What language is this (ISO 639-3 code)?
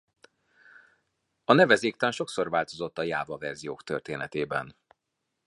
hun